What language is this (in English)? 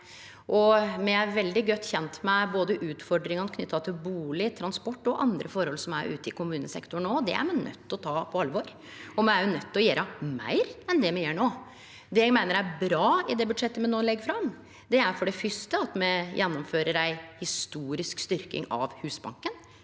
Norwegian